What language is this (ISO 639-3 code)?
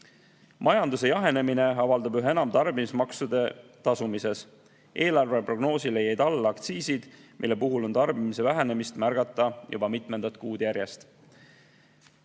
est